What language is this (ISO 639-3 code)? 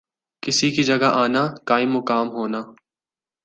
urd